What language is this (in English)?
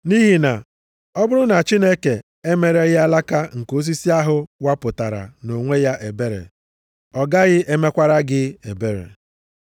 Igbo